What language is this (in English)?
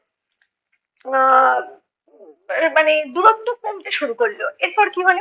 Bangla